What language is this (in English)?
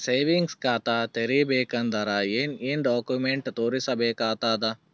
Kannada